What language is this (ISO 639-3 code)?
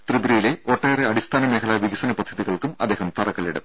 mal